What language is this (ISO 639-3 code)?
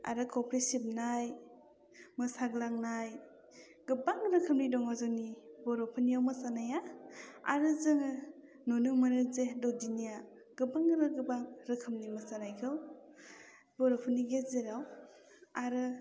brx